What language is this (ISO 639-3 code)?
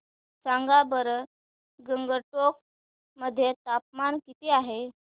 mar